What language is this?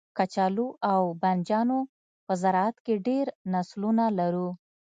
Pashto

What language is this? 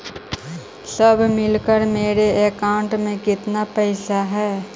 Magahi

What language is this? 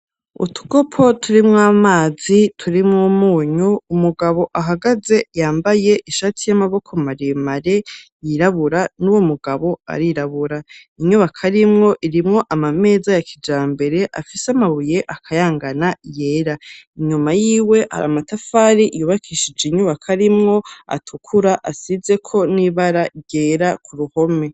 Rundi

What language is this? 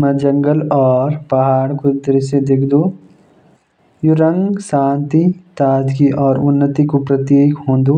Jaunsari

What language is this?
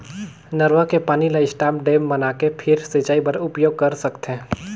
Chhattisgarhi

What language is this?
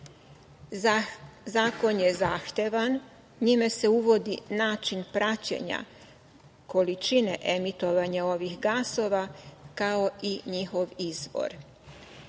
Serbian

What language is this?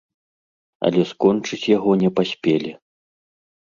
Belarusian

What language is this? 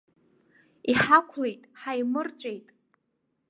Abkhazian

